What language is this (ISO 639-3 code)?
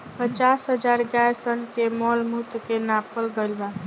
bho